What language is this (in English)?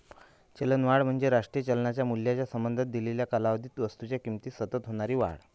Marathi